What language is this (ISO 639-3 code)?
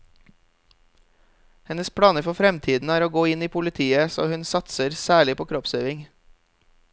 nor